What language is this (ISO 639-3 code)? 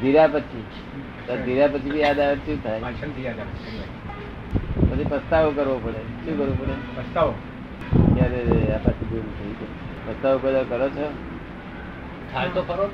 guj